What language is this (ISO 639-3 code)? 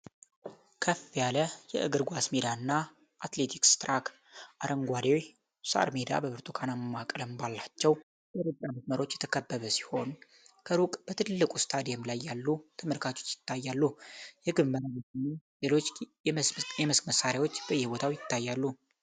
amh